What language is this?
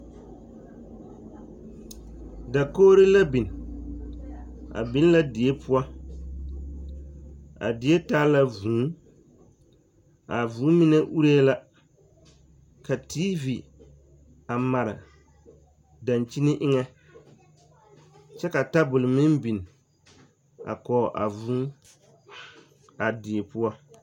Southern Dagaare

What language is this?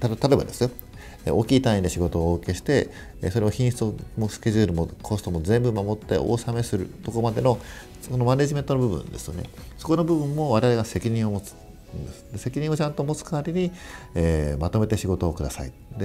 Japanese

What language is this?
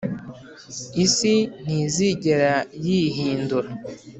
Kinyarwanda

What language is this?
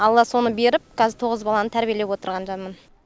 Kazakh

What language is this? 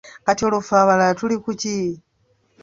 Ganda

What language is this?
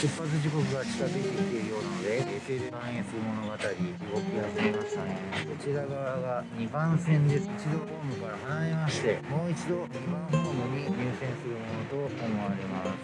Japanese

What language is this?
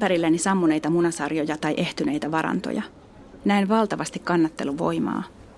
Finnish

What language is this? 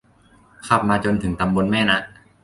Thai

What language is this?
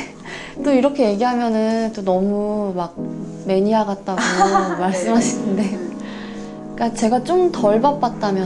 Korean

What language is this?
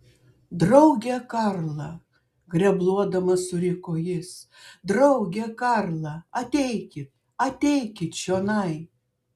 Lithuanian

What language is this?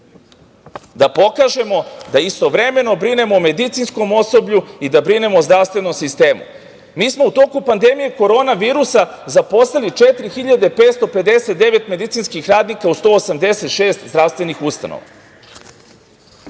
Serbian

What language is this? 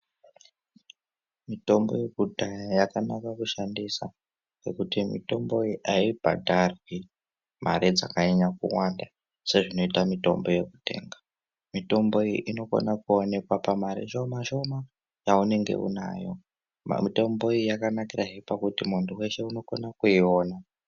Ndau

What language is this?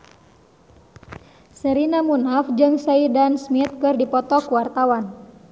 Sundanese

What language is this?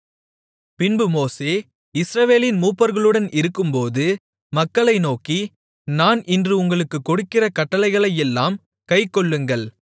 Tamil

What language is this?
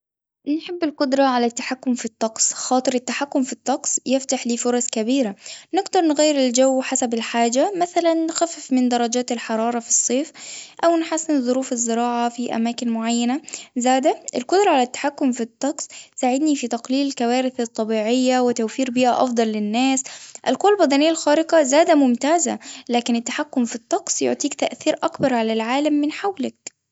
Tunisian Arabic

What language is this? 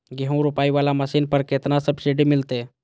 Maithili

